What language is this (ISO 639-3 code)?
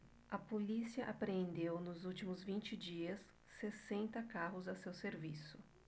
por